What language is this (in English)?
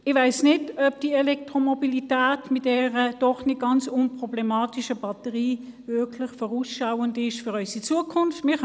Swiss German